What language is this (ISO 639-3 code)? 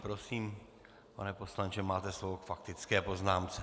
ces